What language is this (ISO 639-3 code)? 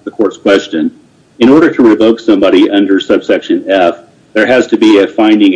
eng